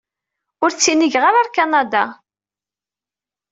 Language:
Kabyle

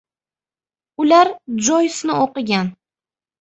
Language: Uzbek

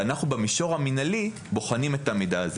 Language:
Hebrew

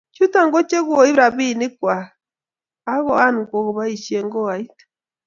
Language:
Kalenjin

